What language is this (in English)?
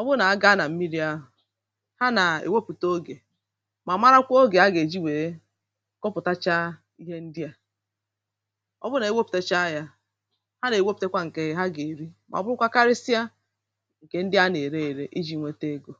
Igbo